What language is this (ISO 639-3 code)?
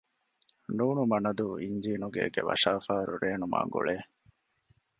div